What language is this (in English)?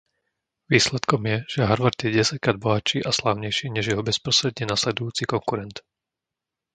Slovak